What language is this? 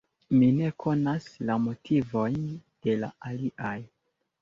Esperanto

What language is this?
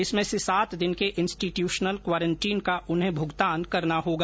Hindi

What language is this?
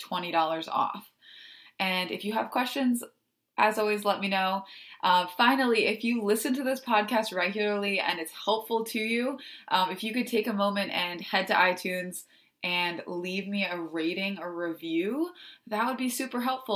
English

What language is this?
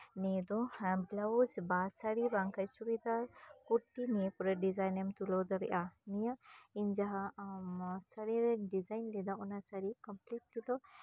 Santali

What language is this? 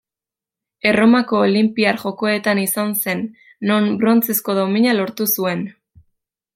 Basque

